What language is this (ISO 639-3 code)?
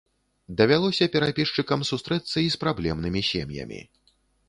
bel